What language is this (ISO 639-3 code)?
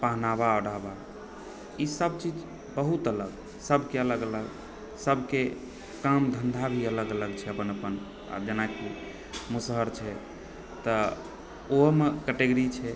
mai